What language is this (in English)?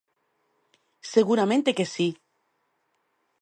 Galician